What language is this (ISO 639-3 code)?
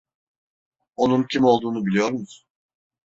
tur